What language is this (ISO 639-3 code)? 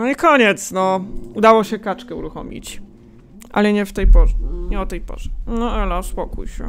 pol